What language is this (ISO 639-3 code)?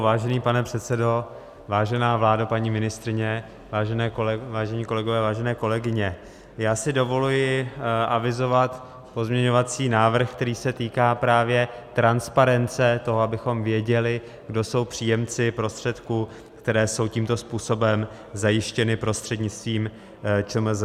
ces